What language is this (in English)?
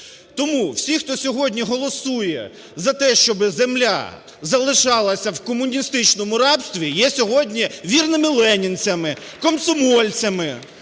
Ukrainian